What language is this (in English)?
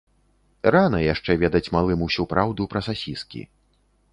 Belarusian